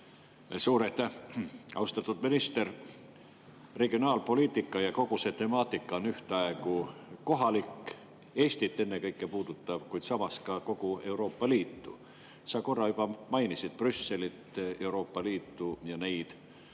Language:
Estonian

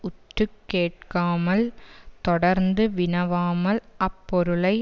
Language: Tamil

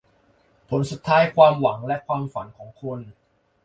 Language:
Thai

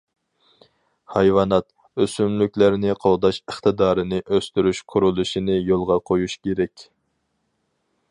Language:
Uyghur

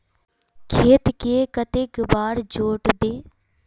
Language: Magahi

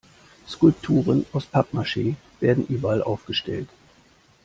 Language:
German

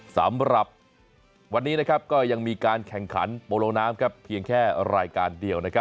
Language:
Thai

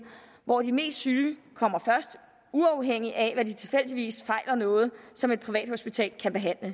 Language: Danish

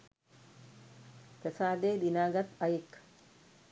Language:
Sinhala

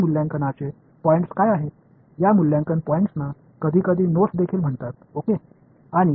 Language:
Tamil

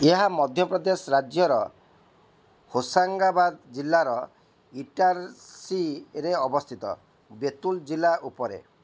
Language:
Odia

